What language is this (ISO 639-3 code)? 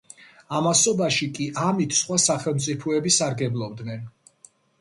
kat